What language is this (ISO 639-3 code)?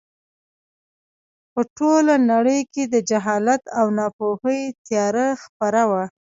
pus